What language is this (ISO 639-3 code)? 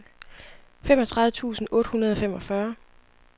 dan